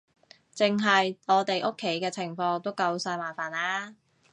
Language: Cantonese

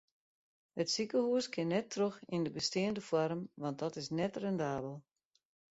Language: Western Frisian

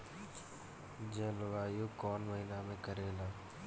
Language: Bhojpuri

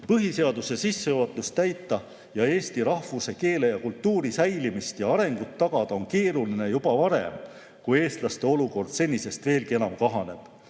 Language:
Estonian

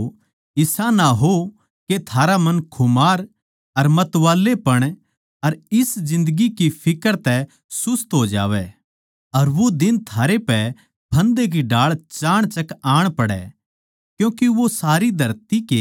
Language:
Haryanvi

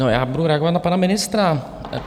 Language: Czech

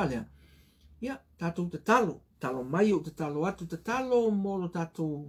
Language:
Portuguese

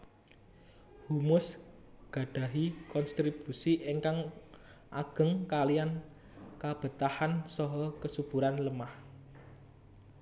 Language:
Javanese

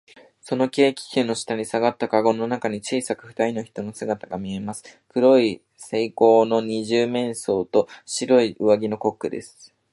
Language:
Japanese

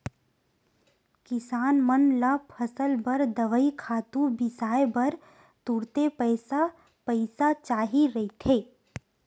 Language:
Chhattisgarhi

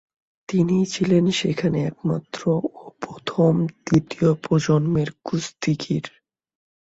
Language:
Bangla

